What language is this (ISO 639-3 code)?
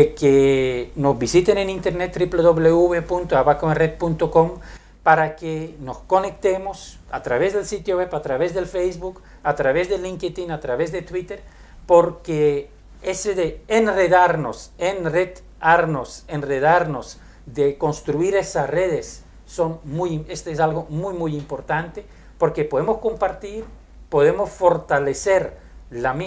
spa